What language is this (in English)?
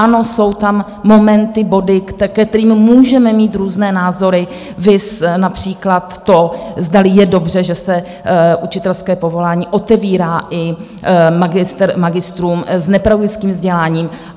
Czech